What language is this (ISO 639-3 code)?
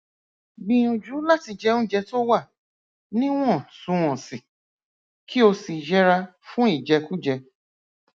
yor